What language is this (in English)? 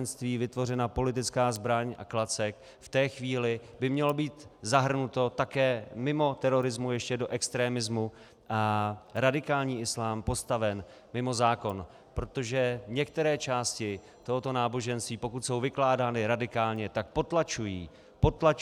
Czech